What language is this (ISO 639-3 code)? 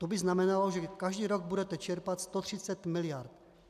ces